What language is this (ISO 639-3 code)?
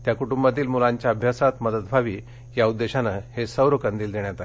mar